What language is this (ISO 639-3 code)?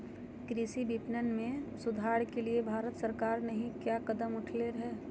mag